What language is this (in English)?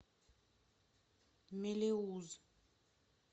Russian